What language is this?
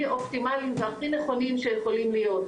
Hebrew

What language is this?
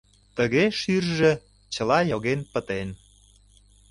Mari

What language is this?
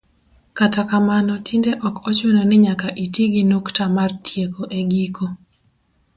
Luo (Kenya and Tanzania)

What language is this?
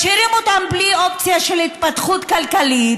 Hebrew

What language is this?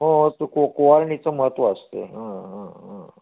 Marathi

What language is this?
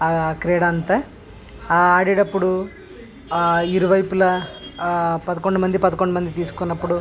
Telugu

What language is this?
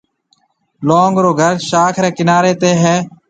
Marwari (Pakistan)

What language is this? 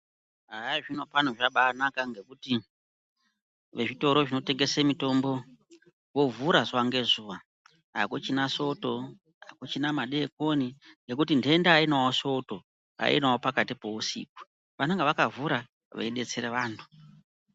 Ndau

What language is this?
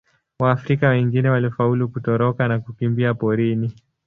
Swahili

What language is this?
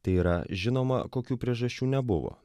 Lithuanian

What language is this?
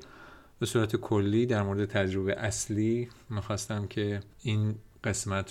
Persian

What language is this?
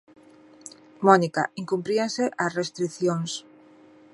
Galician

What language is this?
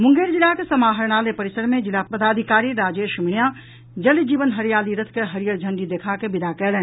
Maithili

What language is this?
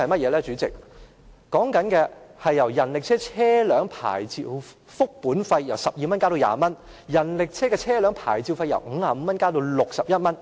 Cantonese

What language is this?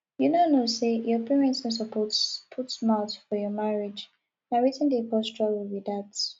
Nigerian Pidgin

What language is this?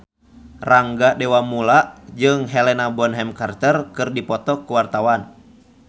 Sundanese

